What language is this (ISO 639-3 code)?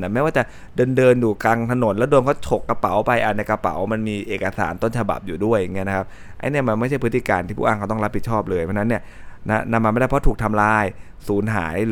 tha